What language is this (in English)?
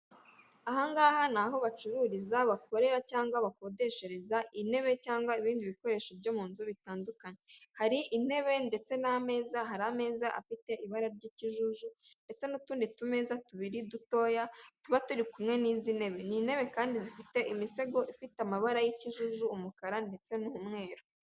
Kinyarwanda